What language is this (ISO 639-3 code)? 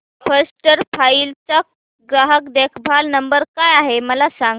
mar